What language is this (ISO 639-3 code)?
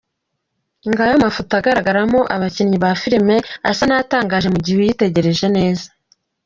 kin